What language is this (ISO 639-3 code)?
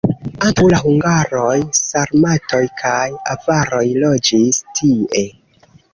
epo